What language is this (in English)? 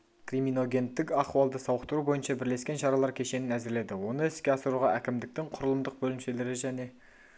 Kazakh